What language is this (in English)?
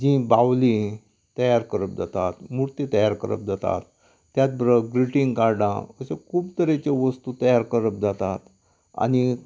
Konkani